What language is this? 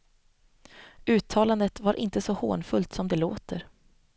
Swedish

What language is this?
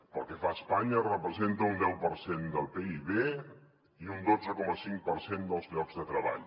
Catalan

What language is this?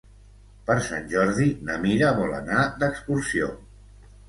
Catalan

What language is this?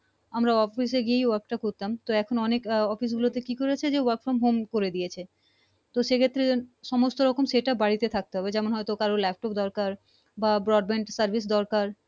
Bangla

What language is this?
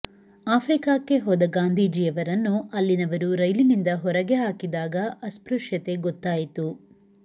Kannada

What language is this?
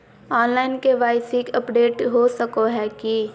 Magahi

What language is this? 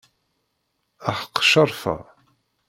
Kabyle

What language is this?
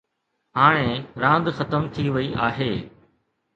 Sindhi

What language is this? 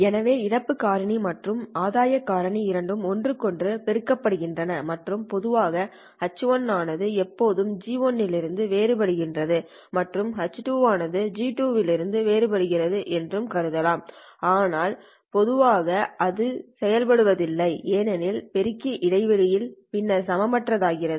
Tamil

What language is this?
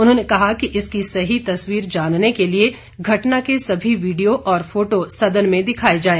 Hindi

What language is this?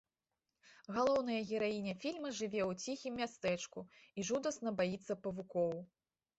Belarusian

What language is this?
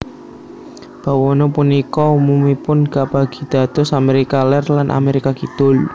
Javanese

